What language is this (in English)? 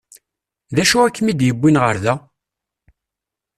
Kabyle